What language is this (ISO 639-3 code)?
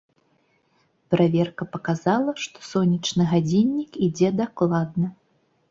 bel